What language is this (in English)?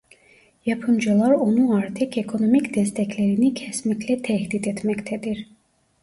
Turkish